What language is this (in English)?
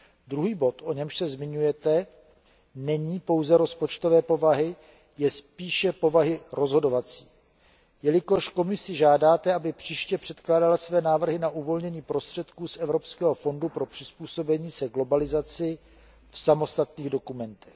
Czech